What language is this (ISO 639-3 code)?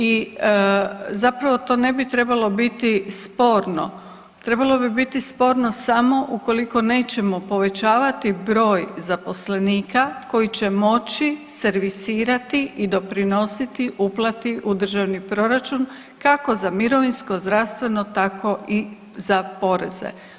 hrv